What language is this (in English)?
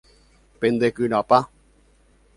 Guarani